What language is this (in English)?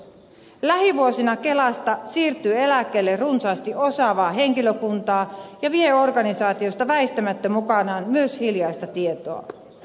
Finnish